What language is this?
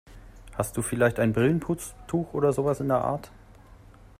German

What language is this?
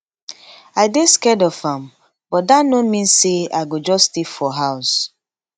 Nigerian Pidgin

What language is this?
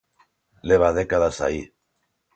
Galician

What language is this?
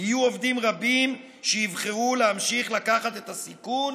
Hebrew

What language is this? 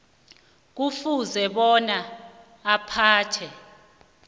South Ndebele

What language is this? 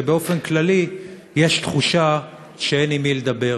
Hebrew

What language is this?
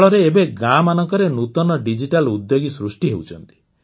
Odia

